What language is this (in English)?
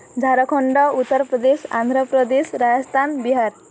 Odia